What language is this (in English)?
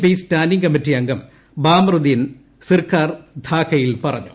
Malayalam